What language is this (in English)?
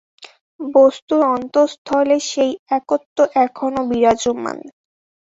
Bangla